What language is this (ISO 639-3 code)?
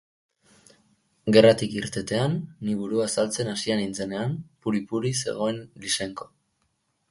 eus